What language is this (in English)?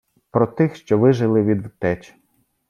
Ukrainian